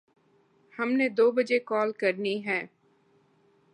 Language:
Urdu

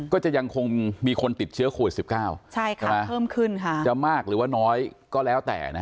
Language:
Thai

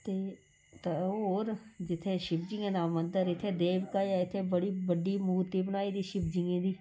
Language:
Dogri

